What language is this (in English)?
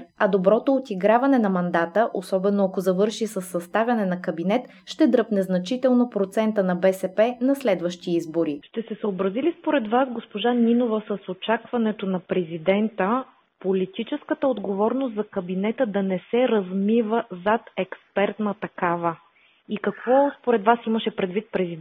Bulgarian